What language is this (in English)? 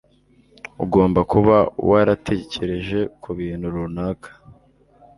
Kinyarwanda